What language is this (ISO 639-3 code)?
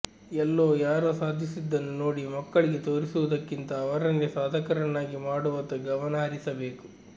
kan